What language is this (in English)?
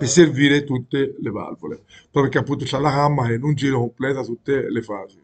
Italian